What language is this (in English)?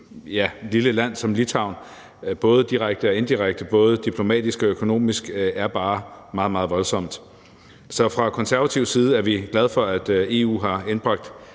Danish